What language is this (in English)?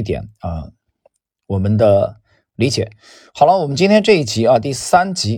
Chinese